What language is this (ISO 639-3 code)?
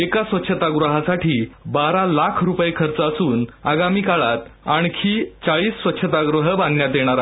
mar